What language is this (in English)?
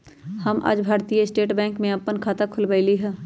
Magahi